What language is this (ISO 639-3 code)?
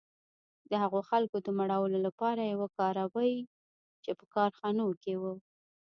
pus